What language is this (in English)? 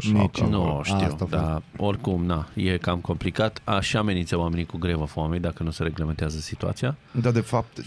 Romanian